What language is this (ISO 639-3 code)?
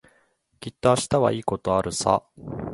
jpn